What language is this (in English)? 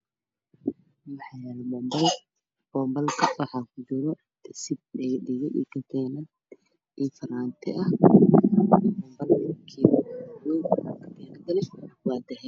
Somali